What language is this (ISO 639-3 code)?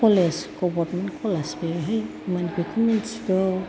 brx